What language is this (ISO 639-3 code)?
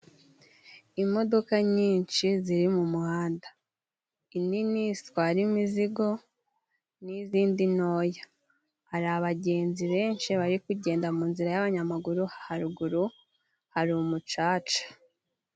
kin